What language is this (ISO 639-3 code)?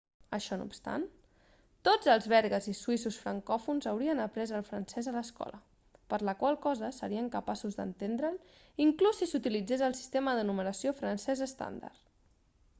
cat